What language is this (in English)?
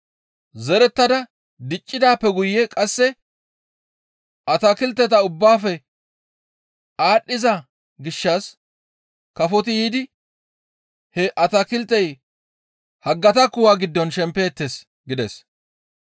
Gamo